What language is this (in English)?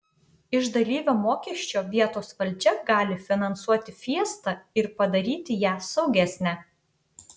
Lithuanian